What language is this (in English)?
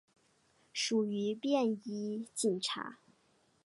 Chinese